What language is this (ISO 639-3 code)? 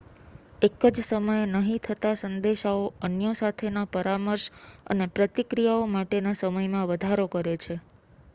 guj